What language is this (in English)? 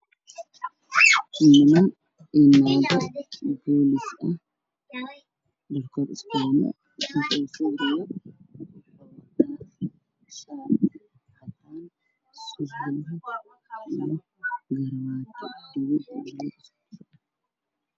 Somali